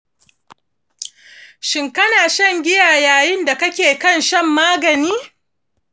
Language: Hausa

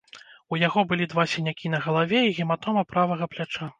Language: Belarusian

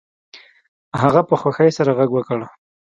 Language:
Pashto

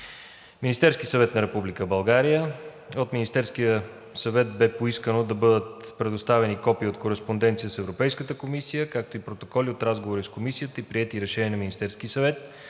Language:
Bulgarian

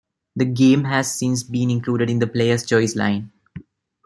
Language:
English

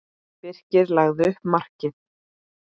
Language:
Icelandic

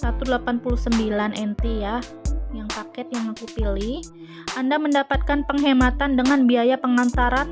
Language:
Indonesian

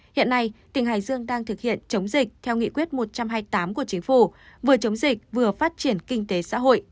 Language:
Vietnamese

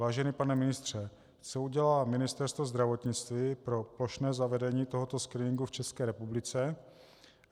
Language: Czech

